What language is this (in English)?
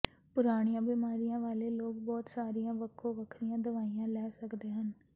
Punjabi